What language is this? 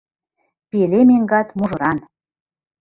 Mari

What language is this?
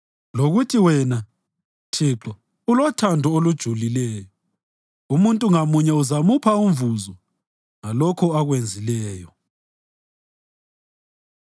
North Ndebele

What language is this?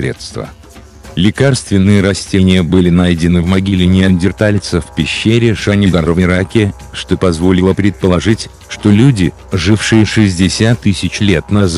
Russian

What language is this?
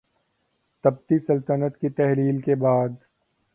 Urdu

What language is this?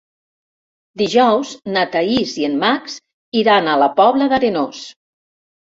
Catalan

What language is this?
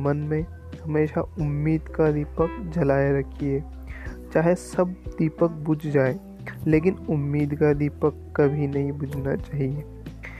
Hindi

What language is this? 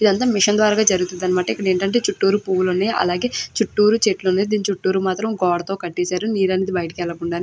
Telugu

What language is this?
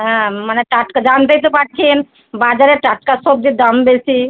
Bangla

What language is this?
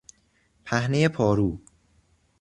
Persian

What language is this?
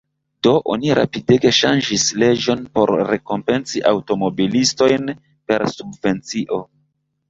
Esperanto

